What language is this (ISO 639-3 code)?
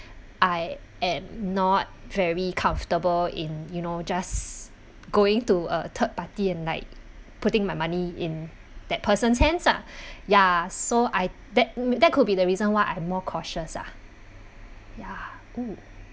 eng